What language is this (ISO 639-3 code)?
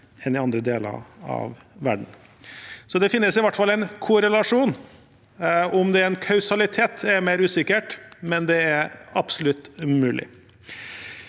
nor